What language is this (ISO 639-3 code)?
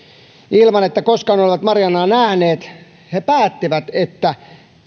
fin